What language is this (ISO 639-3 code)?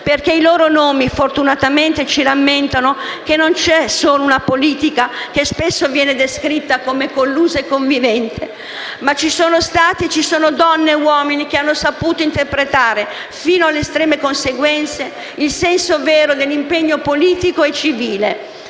ita